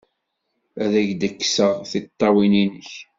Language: Kabyle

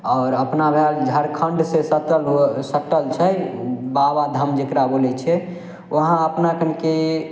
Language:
Maithili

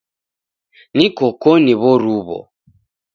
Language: Taita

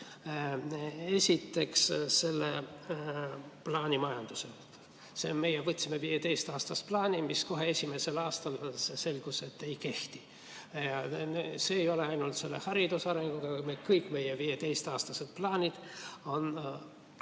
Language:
Estonian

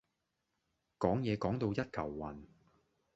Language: Cantonese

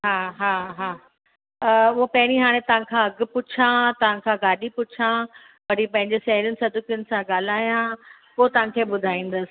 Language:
Sindhi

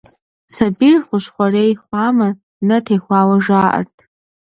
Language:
Kabardian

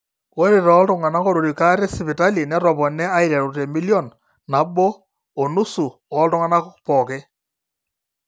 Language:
Masai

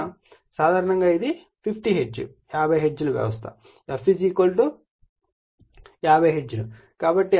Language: Telugu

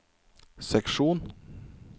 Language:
Norwegian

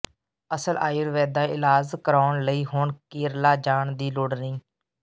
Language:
Punjabi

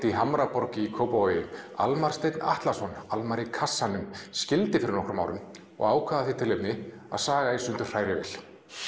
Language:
Icelandic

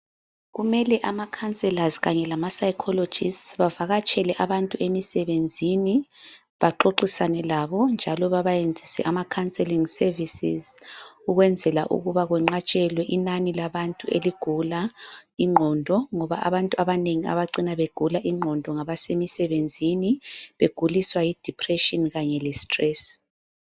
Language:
North Ndebele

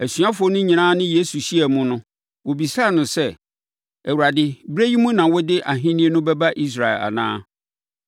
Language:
Akan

